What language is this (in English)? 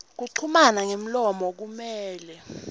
Swati